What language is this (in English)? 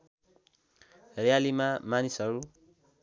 Nepali